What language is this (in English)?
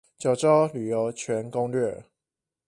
Chinese